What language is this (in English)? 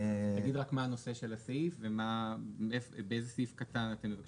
Hebrew